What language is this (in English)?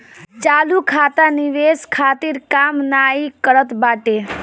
Bhojpuri